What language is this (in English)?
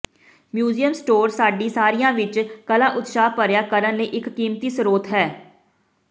Punjabi